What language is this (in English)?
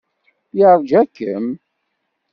Kabyle